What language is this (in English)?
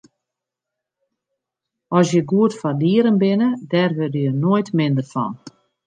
Western Frisian